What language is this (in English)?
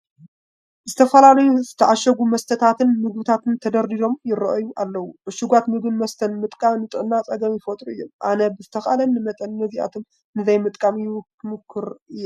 Tigrinya